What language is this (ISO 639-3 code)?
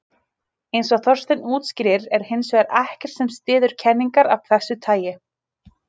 isl